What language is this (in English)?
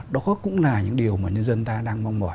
Vietnamese